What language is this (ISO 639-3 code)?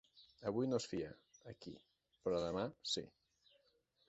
cat